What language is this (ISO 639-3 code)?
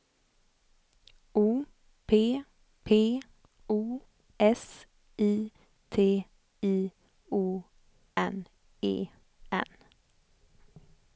swe